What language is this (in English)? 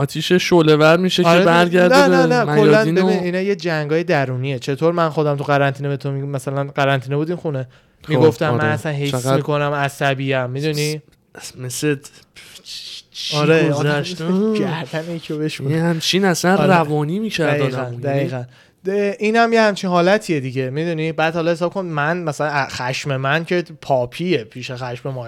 Persian